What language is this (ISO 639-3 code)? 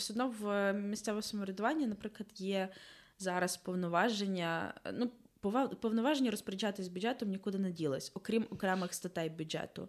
ukr